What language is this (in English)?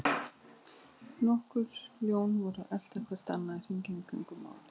Icelandic